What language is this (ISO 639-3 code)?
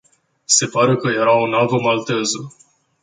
ron